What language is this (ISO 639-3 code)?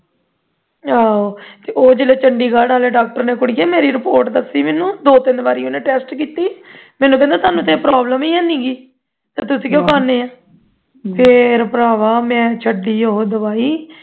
pan